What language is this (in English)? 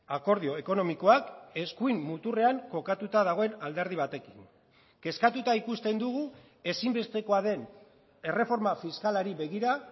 Basque